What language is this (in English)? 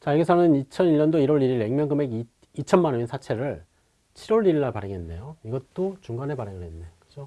Korean